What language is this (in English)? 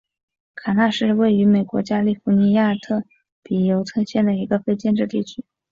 Chinese